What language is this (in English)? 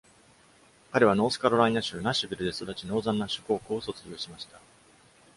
Japanese